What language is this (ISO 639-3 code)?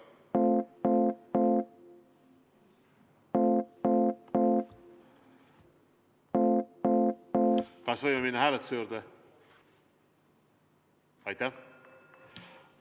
est